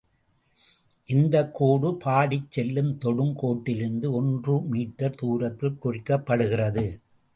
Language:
Tamil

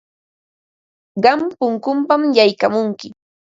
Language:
Ambo-Pasco Quechua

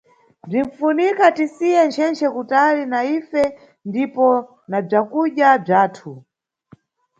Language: Nyungwe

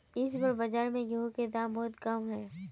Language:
Magahi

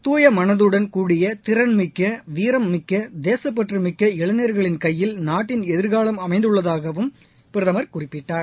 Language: Tamil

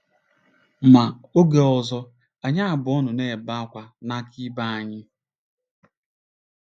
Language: Igbo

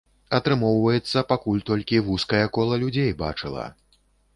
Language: Belarusian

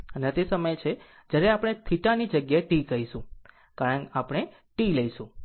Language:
Gujarati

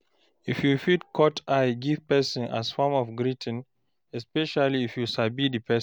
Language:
Nigerian Pidgin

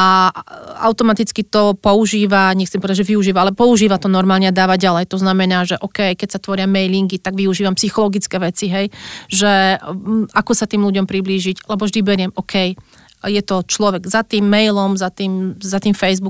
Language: Slovak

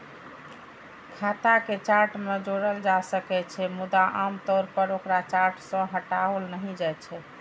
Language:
Maithili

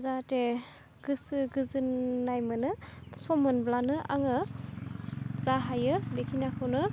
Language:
Bodo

